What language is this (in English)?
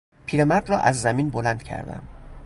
Persian